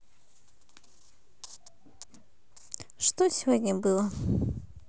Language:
Russian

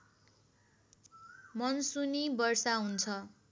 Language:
Nepali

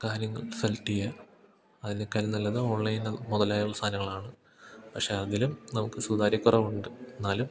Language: Malayalam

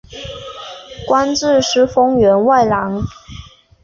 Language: Chinese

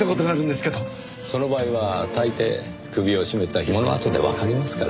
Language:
Japanese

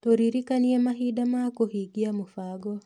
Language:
Kikuyu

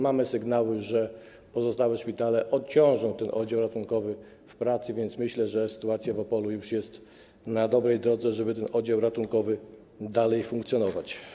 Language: Polish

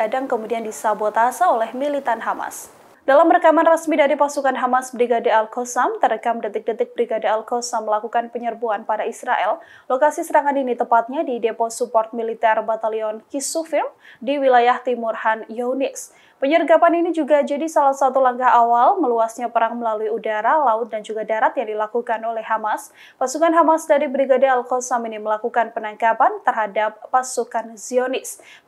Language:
Indonesian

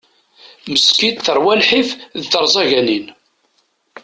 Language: Kabyle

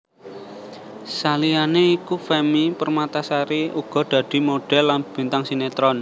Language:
Javanese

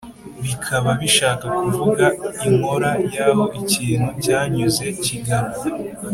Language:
Kinyarwanda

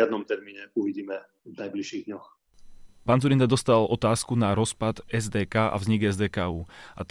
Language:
Slovak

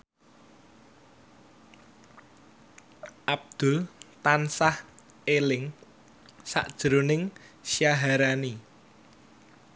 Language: Javanese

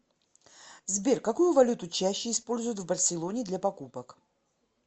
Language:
Russian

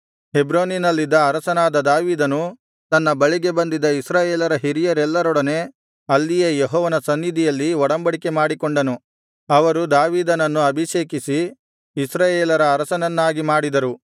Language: Kannada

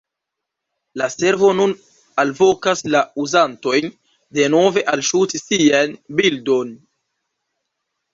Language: Esperanto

